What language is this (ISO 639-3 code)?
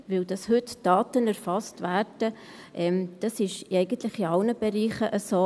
gsw